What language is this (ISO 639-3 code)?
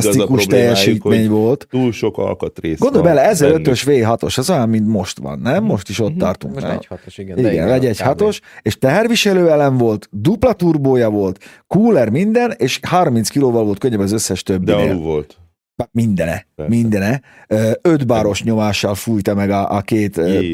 hun